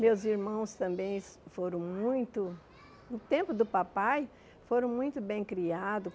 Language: Portuguese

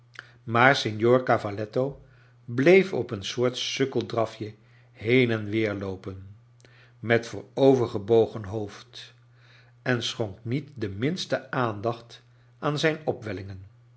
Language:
Dutch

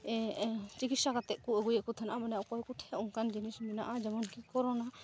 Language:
Santali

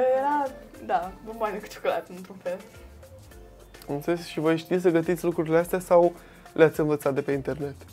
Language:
Romanian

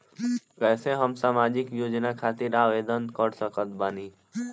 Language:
Bhojpuri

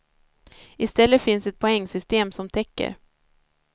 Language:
Swedish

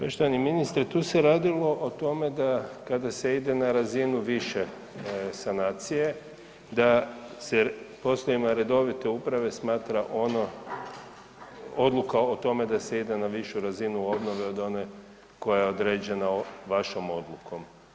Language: Croatian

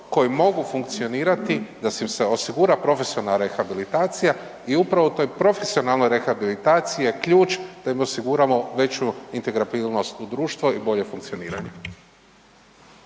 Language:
Croatian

